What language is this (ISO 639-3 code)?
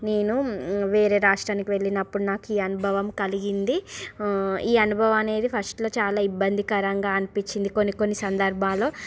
tel